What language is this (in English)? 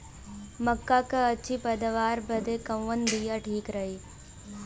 Bhojpuri